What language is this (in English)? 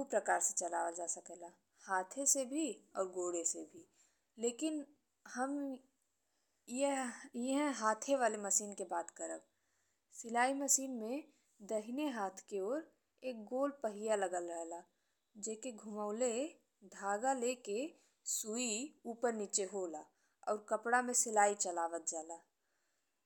Bhojpuri